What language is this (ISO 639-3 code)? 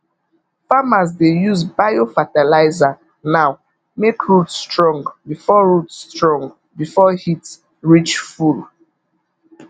pcm